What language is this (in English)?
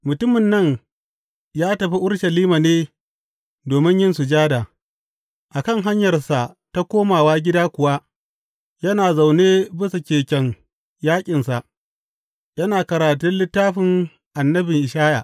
Hausa